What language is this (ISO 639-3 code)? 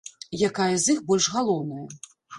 bel